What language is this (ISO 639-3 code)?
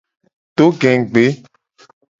gej